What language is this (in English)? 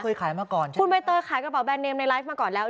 Thai